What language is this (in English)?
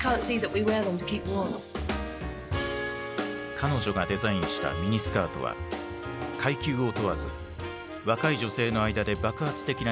Japanese